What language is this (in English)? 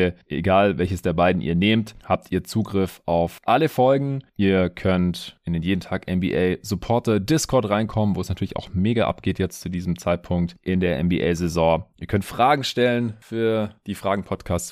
German